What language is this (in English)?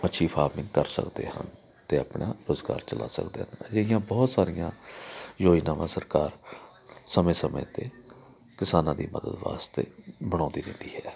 Punjabi